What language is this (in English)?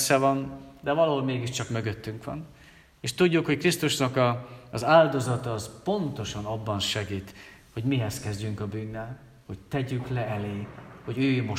Hungarian